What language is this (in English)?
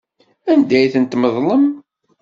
Kabyle